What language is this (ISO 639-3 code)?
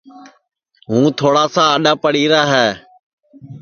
ssi